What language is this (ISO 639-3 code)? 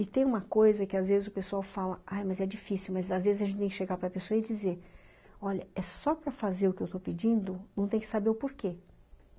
por